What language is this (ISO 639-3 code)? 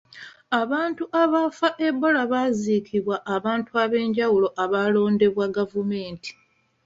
lug